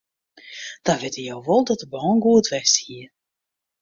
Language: Western Frisian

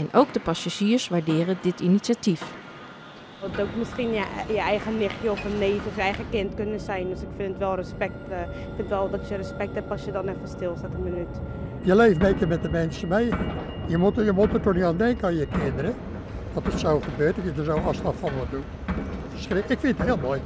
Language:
Dutch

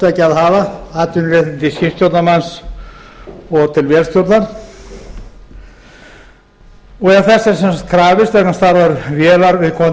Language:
Icelandic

